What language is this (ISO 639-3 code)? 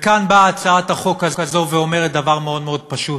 heb